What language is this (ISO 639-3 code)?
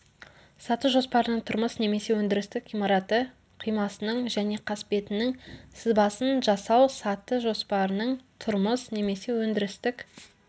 kaz